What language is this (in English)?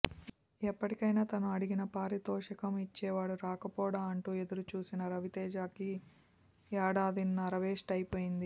Telugu